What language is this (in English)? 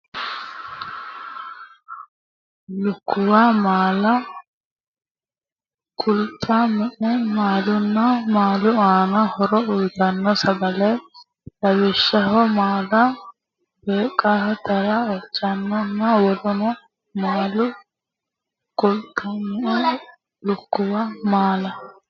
Sidamo